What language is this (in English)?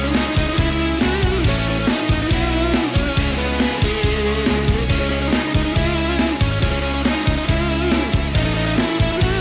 Thai